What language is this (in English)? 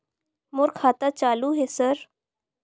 Chhattisgarhi